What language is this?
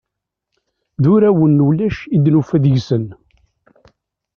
Kabyle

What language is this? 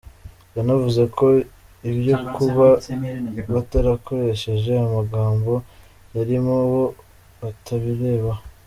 Kinyarwanda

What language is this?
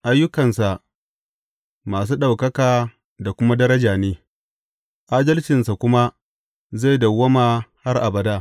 Hausa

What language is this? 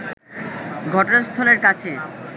Bangla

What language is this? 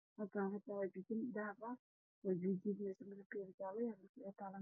Somali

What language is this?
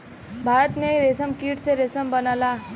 Bhojpuri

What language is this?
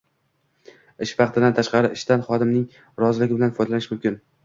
Uzbek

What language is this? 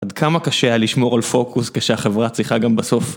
Hebrew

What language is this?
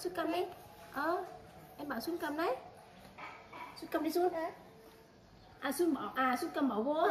Vietnamese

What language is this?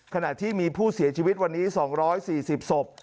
Thai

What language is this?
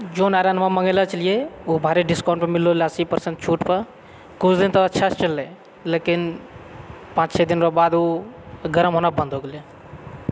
Maithili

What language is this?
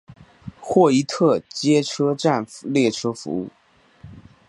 Chinese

